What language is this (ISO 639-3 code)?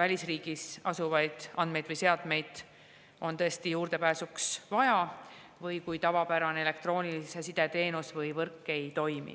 est